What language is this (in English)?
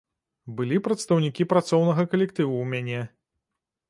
Belarusian